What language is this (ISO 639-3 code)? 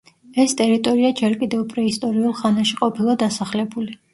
kat